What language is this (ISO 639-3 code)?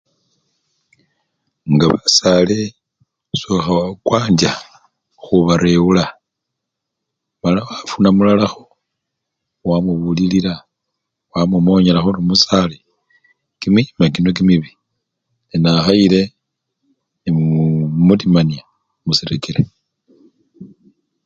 luy